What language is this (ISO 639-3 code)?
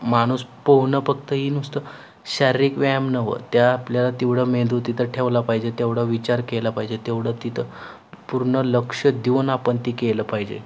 mar